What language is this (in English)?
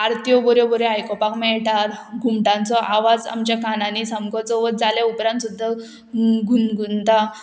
Konkani